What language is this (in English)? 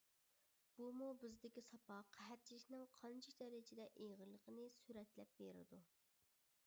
Uyghur